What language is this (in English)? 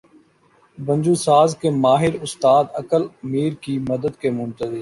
Urdu